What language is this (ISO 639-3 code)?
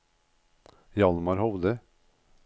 nor